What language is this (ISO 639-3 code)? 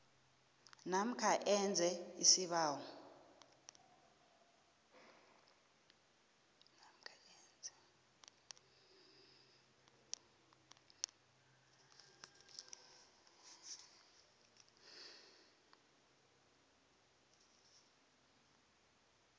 nbl